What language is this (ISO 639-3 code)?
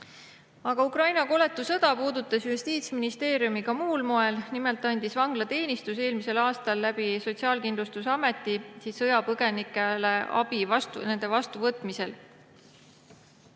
est